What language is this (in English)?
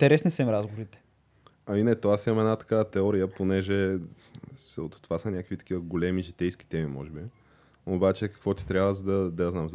Bulgarian